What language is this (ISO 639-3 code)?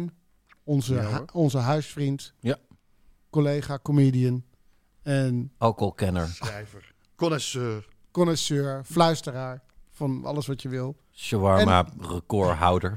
nld